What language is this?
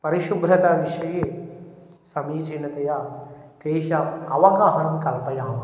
Sanskrit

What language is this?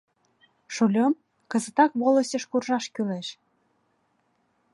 Mari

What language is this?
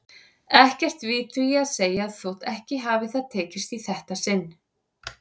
Icelandic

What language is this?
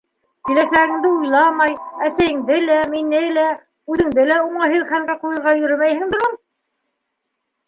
Bashkir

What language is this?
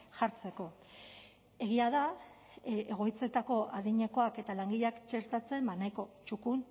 Basque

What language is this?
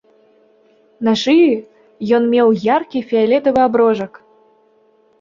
Belarusian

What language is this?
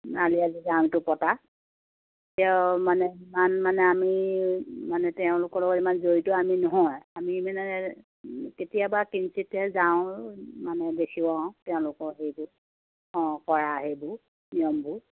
Assamese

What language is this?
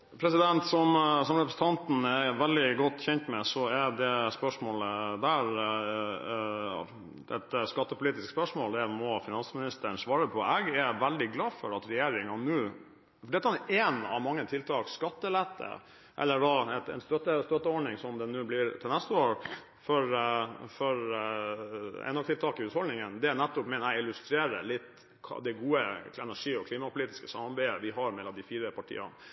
Norwegian Bokmål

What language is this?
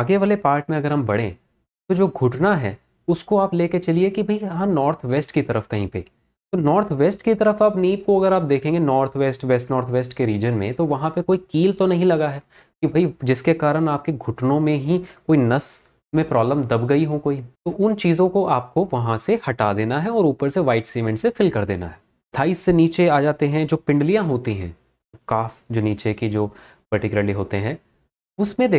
Hindi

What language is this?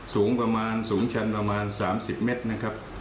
Thai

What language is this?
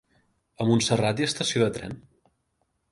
Catalan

